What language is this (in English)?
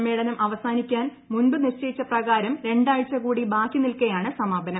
Malayalam